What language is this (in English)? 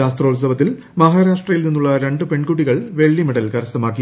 Malayalam